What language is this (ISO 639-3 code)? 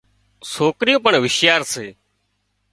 kxp